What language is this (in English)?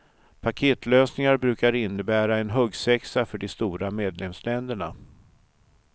Swedish